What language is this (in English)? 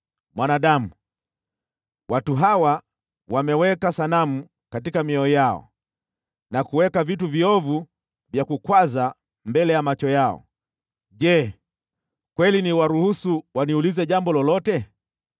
Swahili